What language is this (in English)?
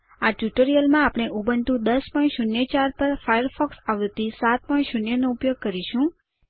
Gujarati